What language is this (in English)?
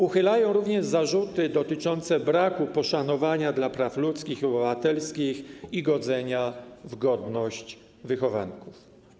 Polish